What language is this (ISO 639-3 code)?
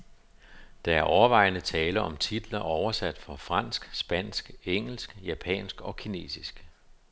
dan